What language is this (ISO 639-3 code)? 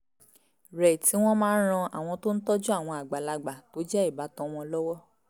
yor